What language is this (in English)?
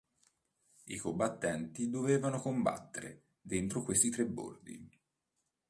Italian